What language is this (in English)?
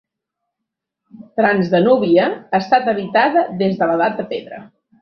Catalan